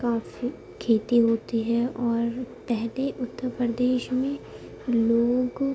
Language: Urdu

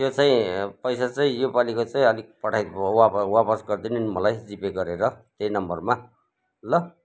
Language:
Nepali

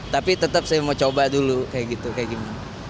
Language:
Indonesian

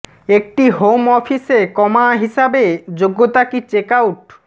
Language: Bangla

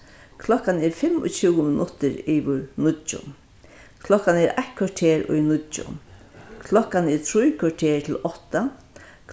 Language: Faroese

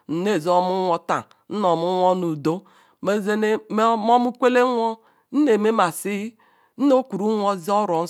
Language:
Ikwere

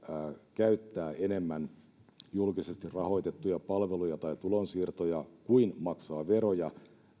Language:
Finnish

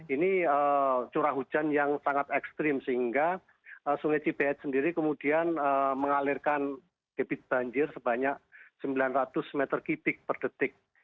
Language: Indonesian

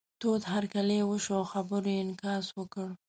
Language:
Pashto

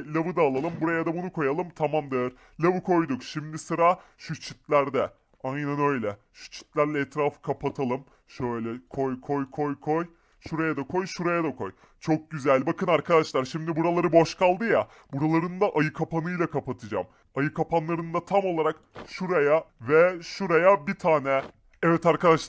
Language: Turkish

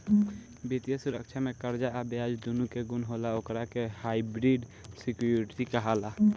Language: Bhojpuri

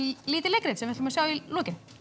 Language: Icelandic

